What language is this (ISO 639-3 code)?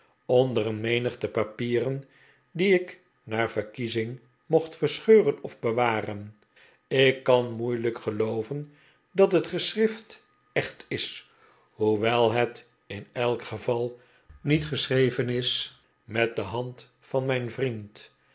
nld